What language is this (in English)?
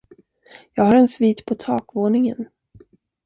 Swedish